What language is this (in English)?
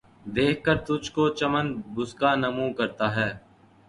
Urdu